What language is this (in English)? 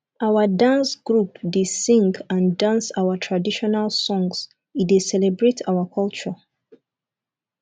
Nigerian Pidgin